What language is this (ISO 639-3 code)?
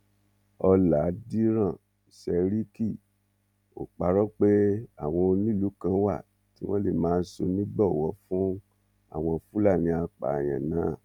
yor